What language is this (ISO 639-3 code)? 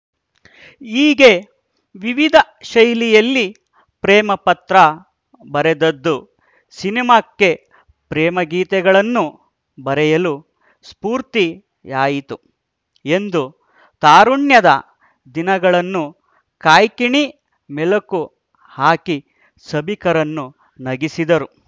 kan